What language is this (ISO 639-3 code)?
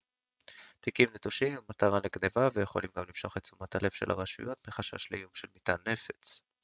heb